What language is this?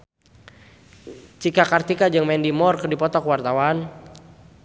Sundanese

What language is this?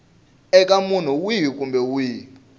Tsonga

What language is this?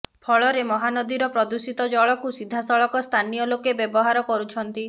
Odia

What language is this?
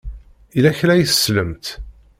Kabyle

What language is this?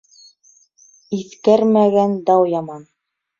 Bashkir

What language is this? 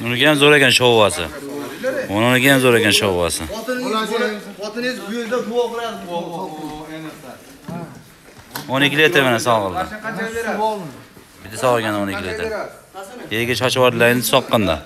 Turkish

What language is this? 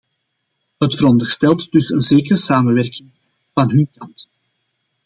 Dutch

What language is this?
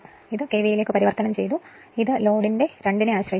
Malayalam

